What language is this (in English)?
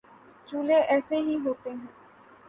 Urdu